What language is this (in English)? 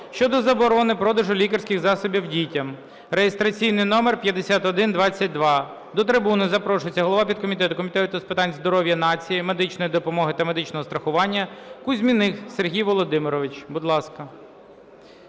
Ukrainian